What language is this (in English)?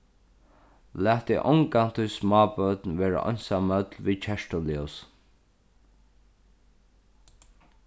Faroese